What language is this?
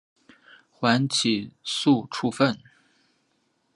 Chinese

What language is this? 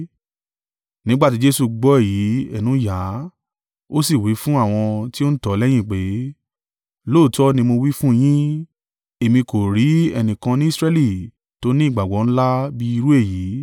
Yoruba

